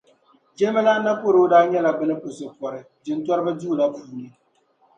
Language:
Dagbani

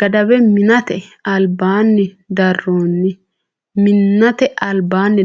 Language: Sidamo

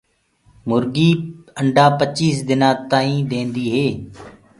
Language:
Gurgula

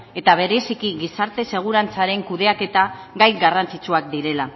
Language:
Basque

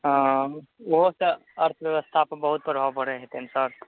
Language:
Maithili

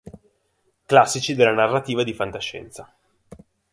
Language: Italian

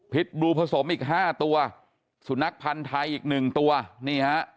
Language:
Thai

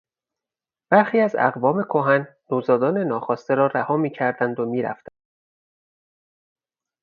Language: Persian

